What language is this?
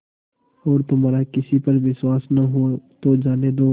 Hindi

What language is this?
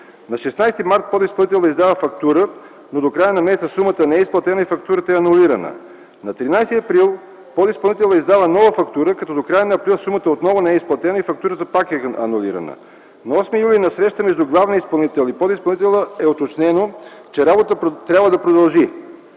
Bulgarian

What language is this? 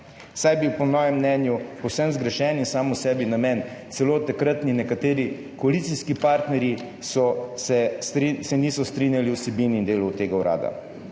Slovenian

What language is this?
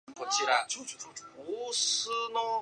Japanese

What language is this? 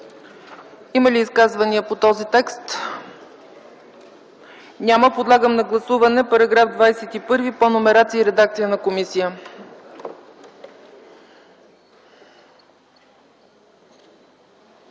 Bulgarian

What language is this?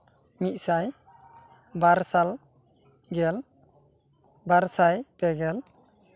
Santali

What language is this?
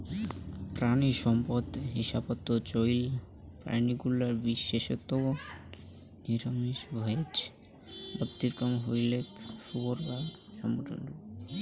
Bangla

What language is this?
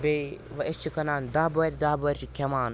Kashmiri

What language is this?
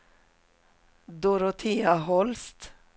Swedish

